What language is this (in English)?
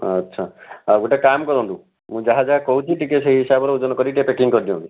Odia